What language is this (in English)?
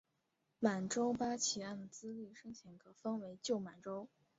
Chinese